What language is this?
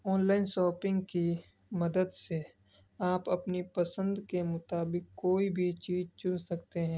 Urdu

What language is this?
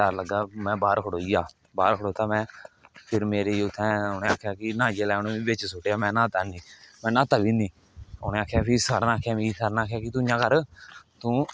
Dogri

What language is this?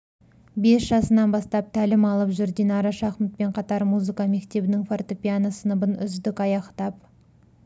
Kazakh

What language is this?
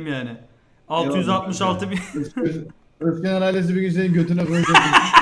Turkish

